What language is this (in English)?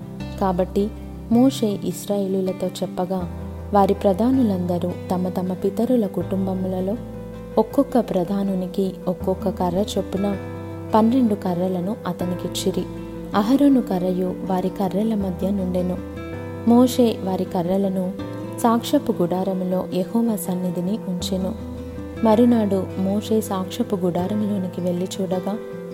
Telugu